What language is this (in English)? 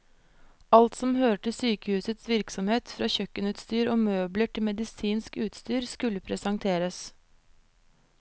Norwegian